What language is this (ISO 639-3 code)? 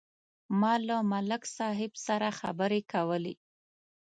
pus